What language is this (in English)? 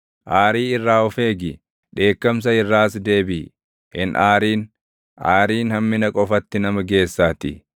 Oromo